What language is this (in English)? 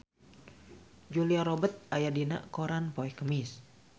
Sundanese